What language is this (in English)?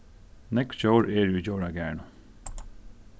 Faroese